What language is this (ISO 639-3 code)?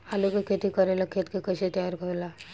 bho